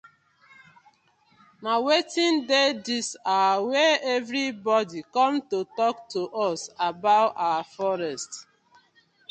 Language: Nigerian Pidgin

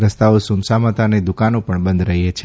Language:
Gujarati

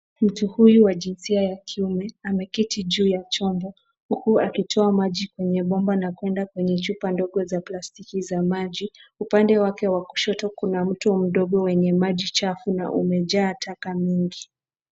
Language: Swahili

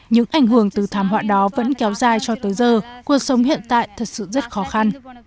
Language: Vietnamese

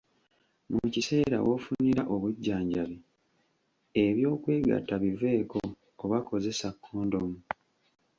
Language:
Ganda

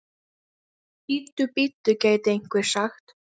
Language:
Icelandic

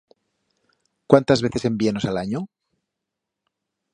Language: Aragonese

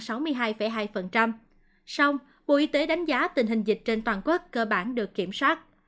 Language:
Vietnamese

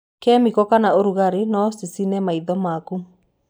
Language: Kikuyu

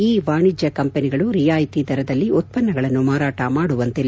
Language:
Kannada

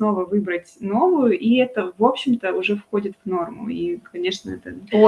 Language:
Russian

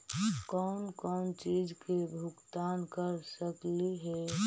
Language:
Magahi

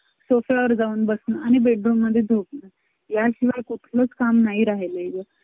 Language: Marathi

